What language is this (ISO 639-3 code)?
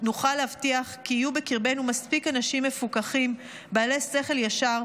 heb